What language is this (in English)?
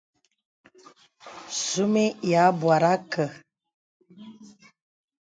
Bebele